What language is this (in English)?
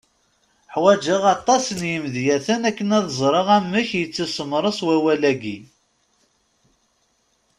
Kabyle